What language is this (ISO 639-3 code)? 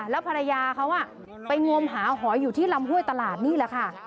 tha